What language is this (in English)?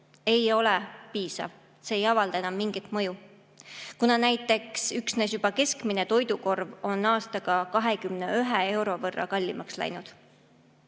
Estonian